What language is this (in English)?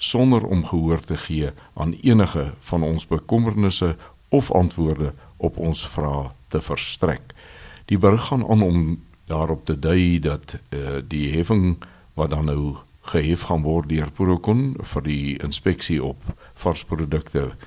Swedish